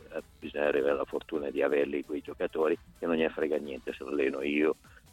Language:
Italian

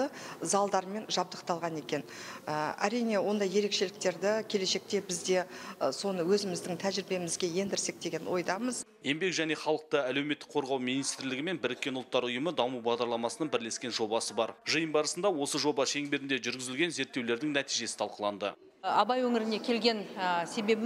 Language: Russian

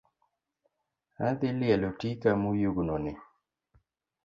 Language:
Luo (Kenya and Tanzania)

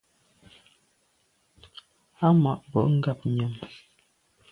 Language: Medumba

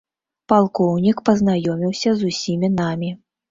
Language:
Belarusian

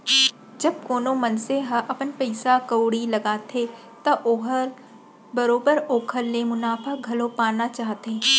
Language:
Chhattisgarhi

